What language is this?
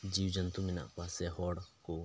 Santali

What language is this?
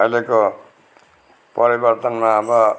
Nepali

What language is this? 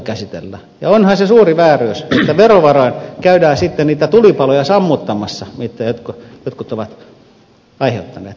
Finnish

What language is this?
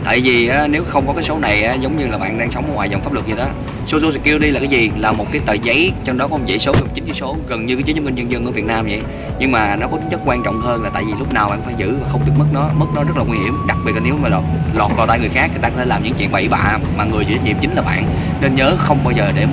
Vietnamese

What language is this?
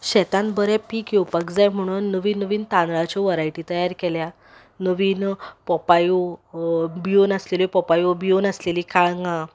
Konkani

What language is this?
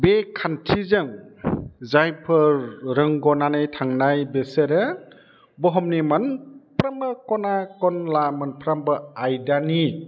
Bodo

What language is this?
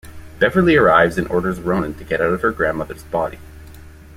English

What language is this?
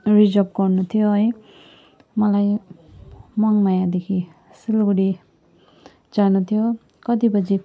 Nepali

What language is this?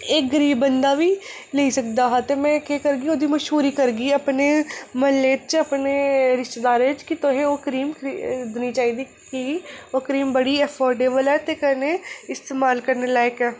Dogri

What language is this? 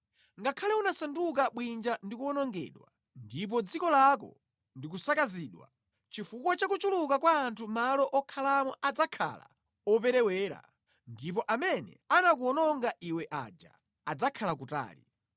Nyanja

